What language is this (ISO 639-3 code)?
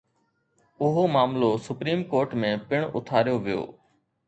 snd